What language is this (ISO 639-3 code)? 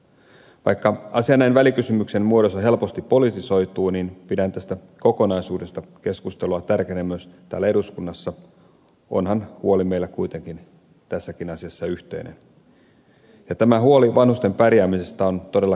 fin